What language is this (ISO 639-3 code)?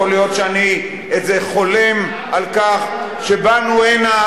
heb